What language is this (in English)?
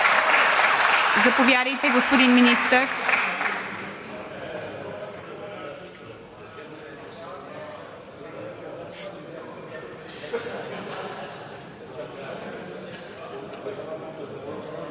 Bulgarian